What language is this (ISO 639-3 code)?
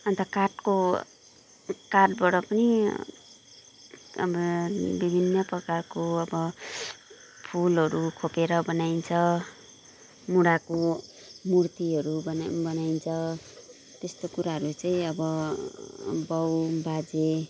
nep